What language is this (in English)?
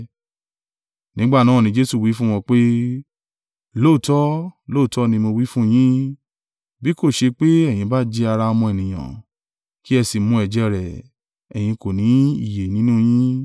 Yoruba